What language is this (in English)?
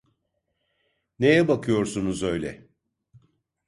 Turkish